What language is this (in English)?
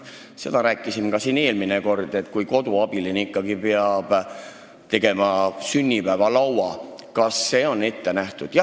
Estonian